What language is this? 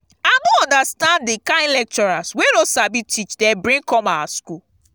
Nigerian Pidgin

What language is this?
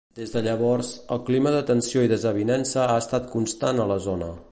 Catalan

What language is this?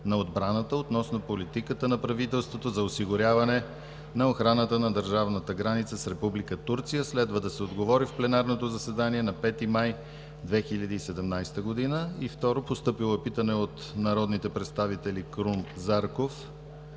Bulgarian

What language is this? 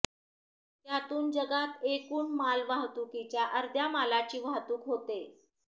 Marathi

